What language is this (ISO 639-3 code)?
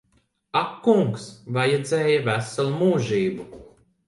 lav